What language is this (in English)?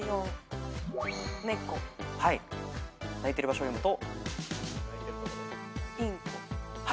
Japanese